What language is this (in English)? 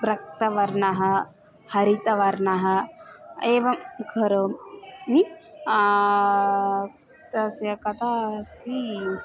Sanskrit